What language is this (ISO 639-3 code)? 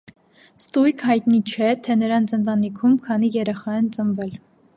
hye